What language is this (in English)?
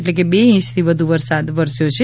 Gujarati